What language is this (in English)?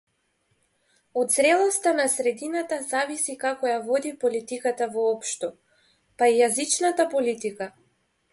Macedonian